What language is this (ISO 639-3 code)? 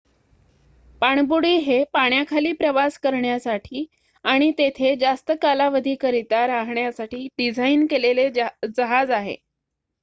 mar